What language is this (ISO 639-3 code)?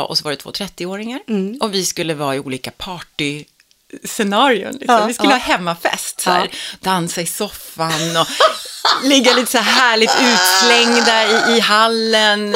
swe